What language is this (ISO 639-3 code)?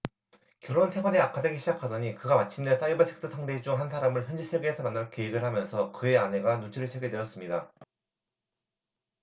kor